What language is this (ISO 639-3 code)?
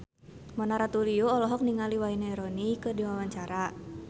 sun